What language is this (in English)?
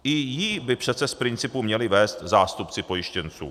Czech